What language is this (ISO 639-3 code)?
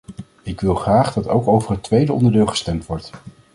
nld